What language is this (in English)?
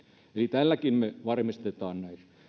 Finnish